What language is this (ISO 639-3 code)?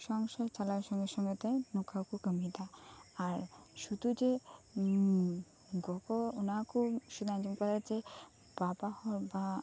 sat